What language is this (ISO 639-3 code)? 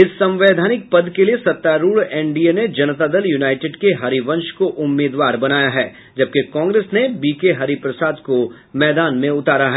hin